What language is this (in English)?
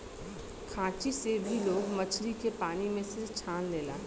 Bhojpuri